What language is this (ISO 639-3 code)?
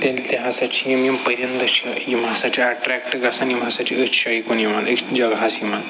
kas